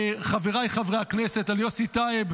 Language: Hebrew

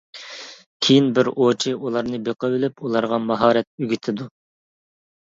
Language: Uyghur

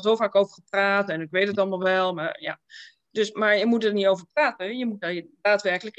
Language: Dutch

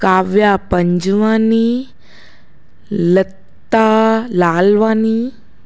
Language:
Sindhi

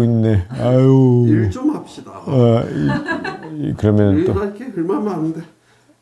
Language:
Korean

